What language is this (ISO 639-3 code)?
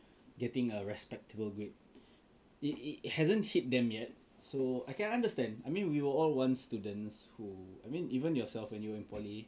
eng